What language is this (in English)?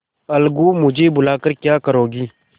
Hindi